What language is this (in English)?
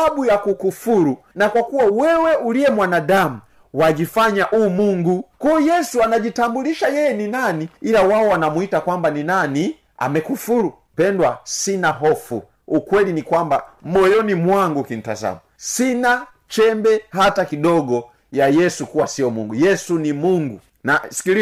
Swahili